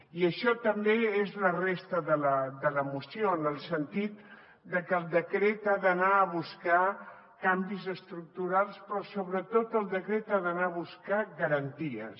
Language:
Catalan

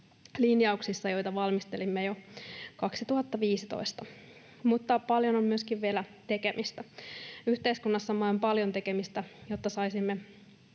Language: Finnish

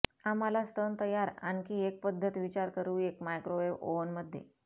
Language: Marathi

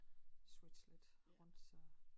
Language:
Danish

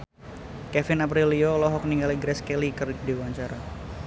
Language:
Sundanese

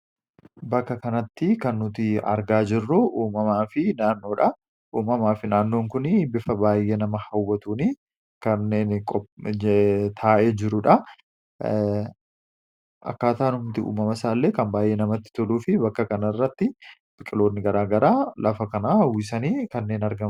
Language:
Oromo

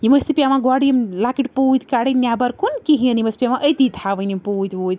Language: Kashmiri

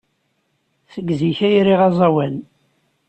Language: Kabyle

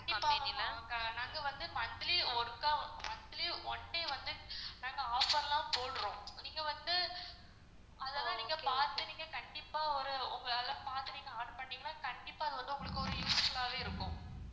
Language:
Tamil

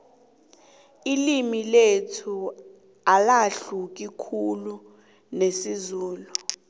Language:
South Ndebele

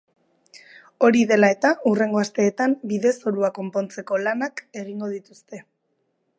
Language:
Basque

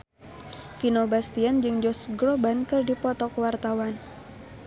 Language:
Sundanese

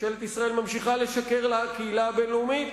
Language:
Hebrew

